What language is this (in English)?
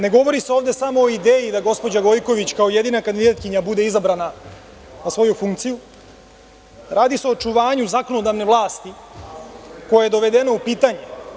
Serbian